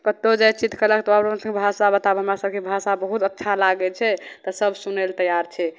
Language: Maithili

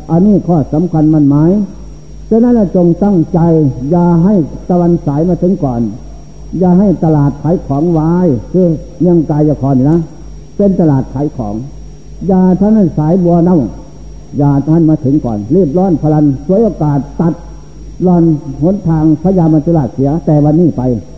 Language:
Thai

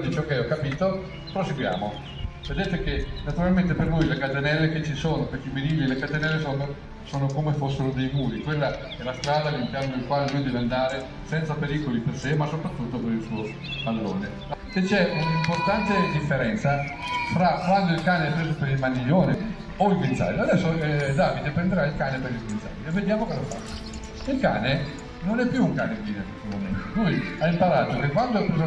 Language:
Italian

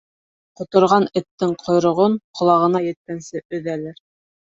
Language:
Bashkir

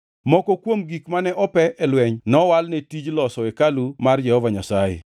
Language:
Luo (Kenya and Tanzania)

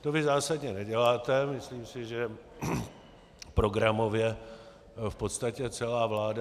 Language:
Czech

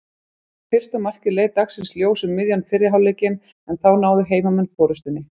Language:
Icelandic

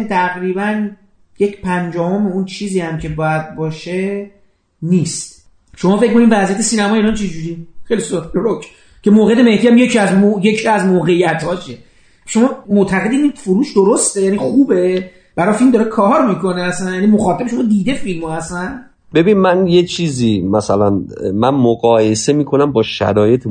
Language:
Persian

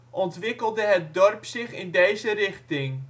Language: Dutch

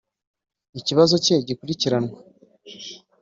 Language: Kinyarwanda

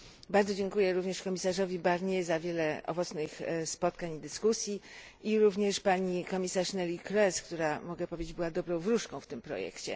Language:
Polish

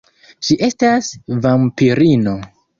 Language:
Esperanto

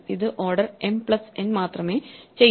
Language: Malayalam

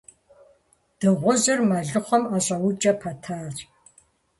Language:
Kabardian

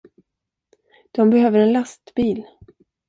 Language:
Swedish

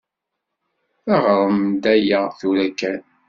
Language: Kabyle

